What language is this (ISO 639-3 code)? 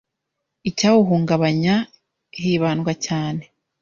kin